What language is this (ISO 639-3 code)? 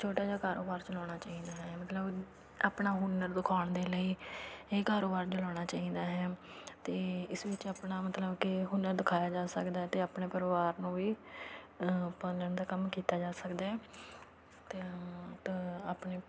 pan